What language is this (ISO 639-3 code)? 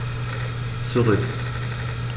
deu